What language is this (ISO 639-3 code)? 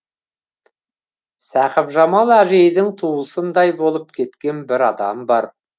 kaz